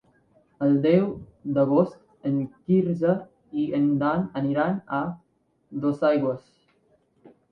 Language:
Catalan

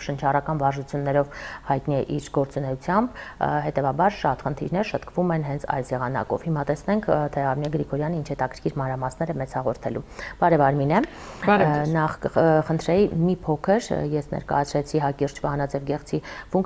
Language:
Romanian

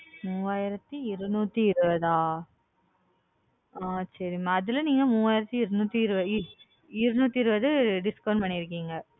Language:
Tamil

